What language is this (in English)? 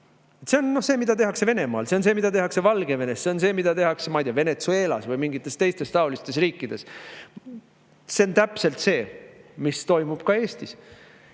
Estonian